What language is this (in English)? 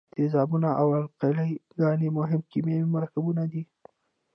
Pashto